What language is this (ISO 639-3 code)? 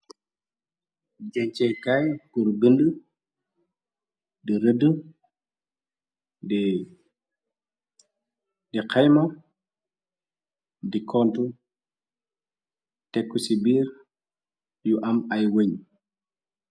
wol